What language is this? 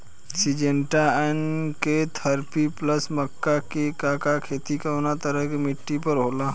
Bhojpuri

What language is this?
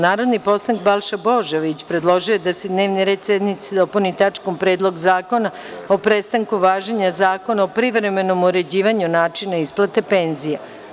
Serbian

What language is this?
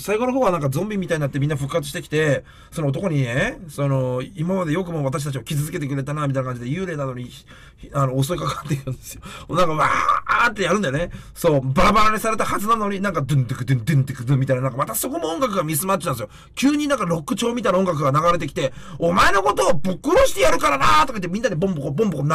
Japanese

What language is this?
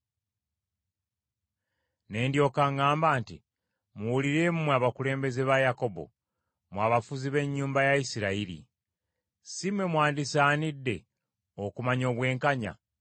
Ganda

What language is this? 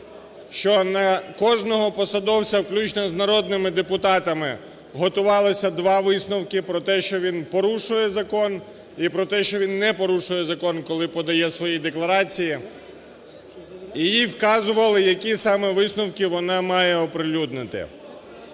Ukrainian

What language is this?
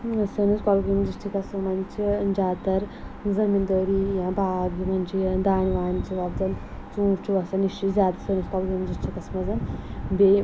Kashmiri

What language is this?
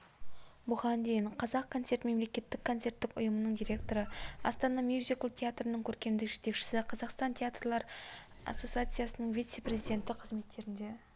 Kazakh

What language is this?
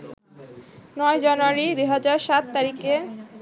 Bangla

